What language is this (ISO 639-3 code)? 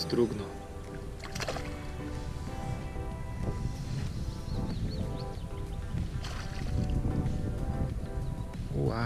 pol